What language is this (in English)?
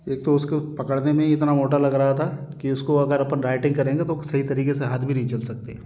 Hindi